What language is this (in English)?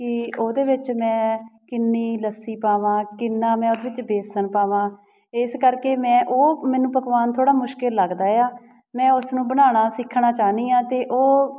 Punjabi